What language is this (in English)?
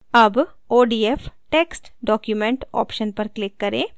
Hindi